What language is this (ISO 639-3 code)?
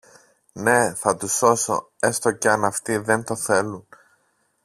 ell